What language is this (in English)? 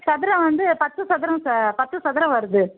Tamil